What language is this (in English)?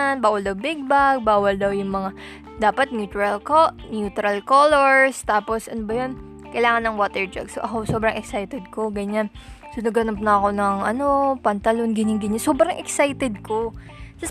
Filipino